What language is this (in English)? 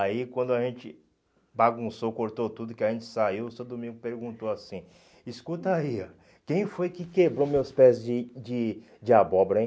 Portuguese